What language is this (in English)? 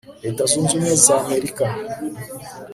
Kinyarwanda